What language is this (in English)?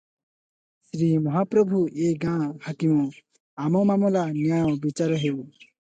Odia